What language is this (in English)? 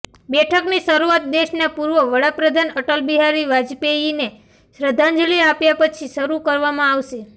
Gujarati